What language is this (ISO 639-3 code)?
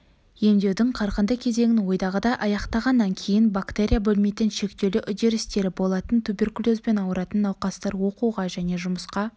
kaz